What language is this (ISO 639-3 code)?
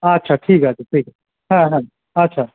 ben